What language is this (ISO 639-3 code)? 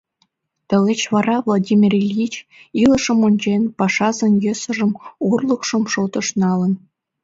chm